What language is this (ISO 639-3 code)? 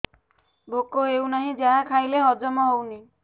ori